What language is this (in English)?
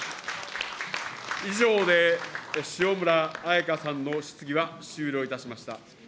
Japanese